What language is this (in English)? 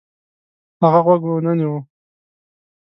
Pashto